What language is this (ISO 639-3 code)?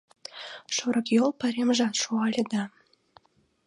chm